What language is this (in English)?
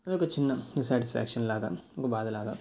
Telugu